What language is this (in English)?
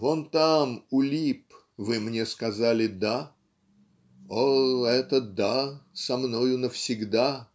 Russian